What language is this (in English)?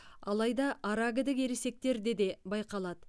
Kazakh